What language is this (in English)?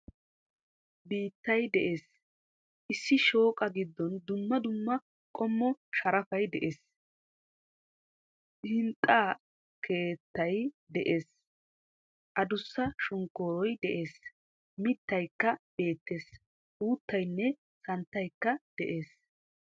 Wolaytta